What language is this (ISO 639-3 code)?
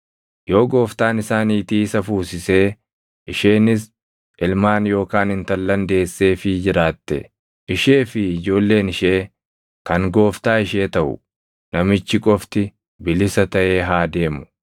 orm